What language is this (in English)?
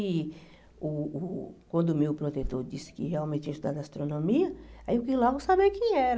Portuguese